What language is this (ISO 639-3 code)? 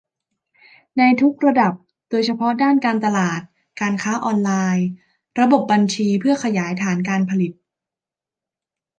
tha